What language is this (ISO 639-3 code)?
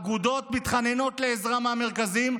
heb